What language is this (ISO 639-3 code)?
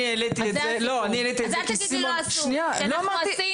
heb